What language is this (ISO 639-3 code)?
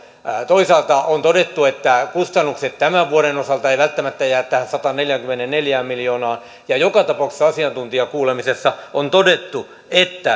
fin